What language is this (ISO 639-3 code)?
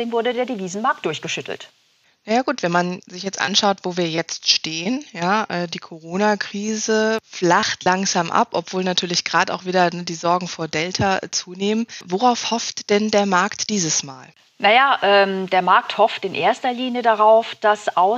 deu